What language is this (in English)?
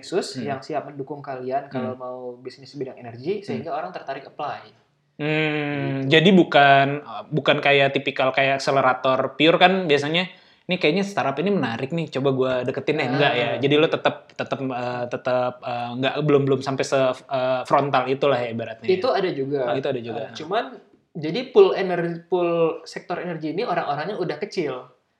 Indonesian